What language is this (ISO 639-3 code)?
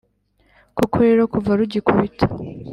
kin